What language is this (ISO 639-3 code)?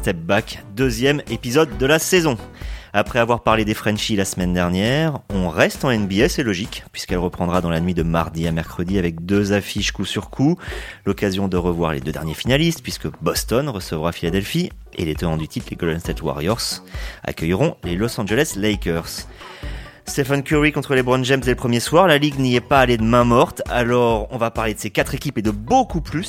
fra